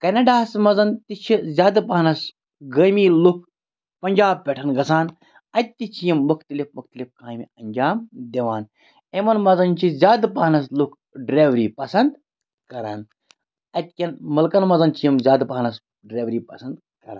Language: Kashmiri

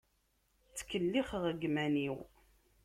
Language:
Kabyle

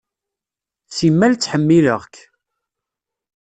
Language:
Kabyle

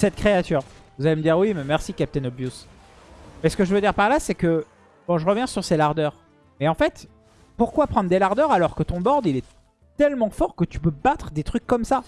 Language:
French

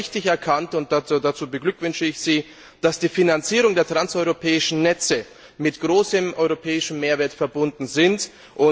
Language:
German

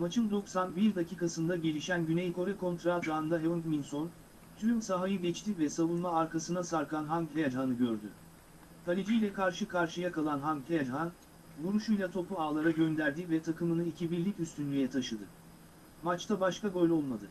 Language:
Turkish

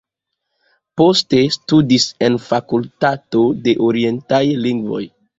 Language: Esperanto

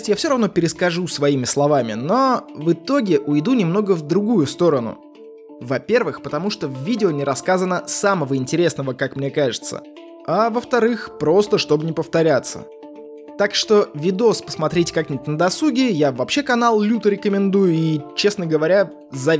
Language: Russian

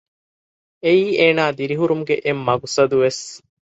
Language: Divehi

